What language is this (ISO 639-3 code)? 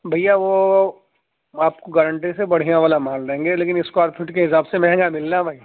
urd